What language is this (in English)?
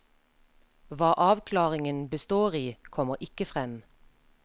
Norwegian